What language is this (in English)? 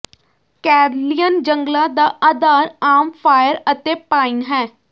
Punjabi